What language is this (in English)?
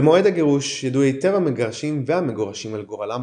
Hebrew